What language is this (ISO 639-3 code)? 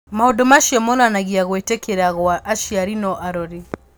kik